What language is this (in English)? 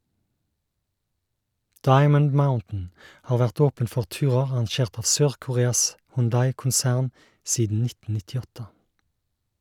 Norwegian